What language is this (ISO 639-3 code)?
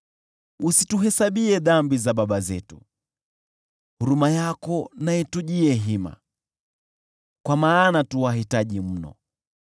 swa